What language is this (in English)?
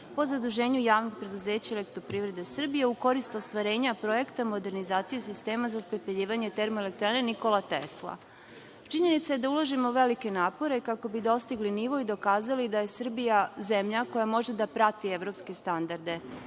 Serbian